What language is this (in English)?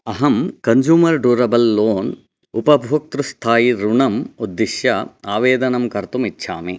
Sanskrit